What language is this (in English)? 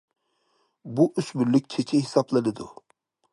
Uyghur